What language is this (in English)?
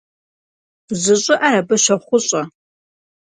Kabardian